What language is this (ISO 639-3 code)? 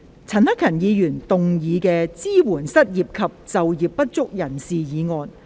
yue